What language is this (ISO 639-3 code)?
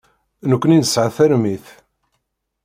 kab